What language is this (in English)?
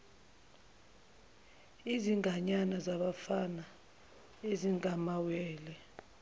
Zulu